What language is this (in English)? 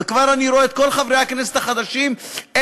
Hebrew